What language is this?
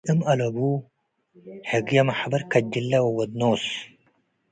Tigre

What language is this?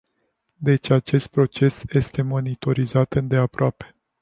Romanian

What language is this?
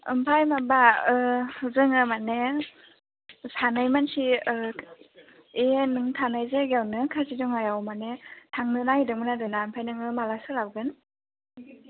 Bodo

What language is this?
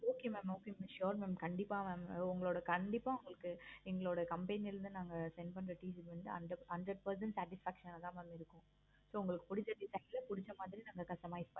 Tamil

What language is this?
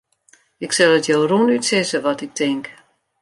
Western Frisian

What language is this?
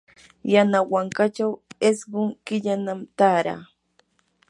Yanahuanca Pasco Quechua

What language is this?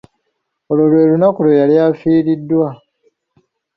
Ganda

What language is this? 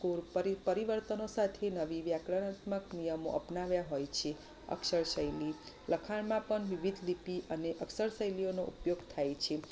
Gujarati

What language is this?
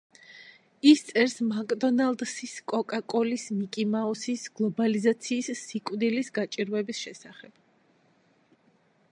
Georgian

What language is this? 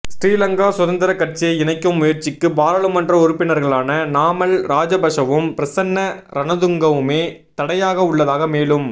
Tamil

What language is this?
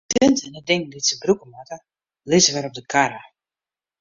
Western Frisian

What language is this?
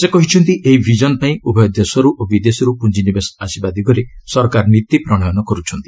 Odia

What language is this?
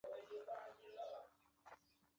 Chinese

